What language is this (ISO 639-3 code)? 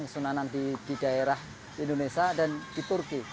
ind